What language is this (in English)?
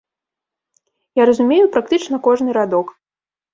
Belarusian